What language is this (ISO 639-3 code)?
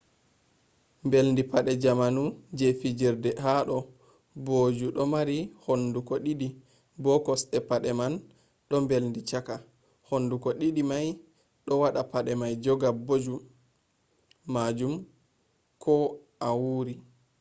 ful